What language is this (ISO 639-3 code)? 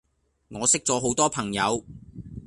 yue